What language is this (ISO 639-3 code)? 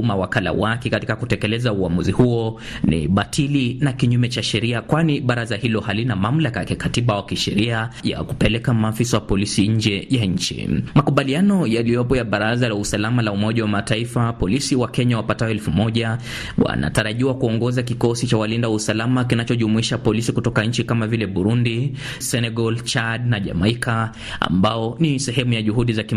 swa